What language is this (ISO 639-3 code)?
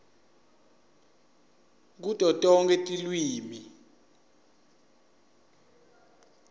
ssw